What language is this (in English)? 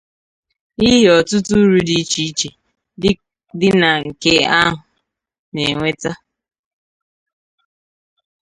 Igbo